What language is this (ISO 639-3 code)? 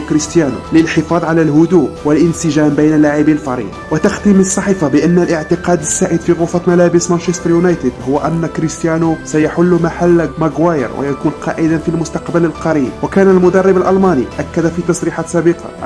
ara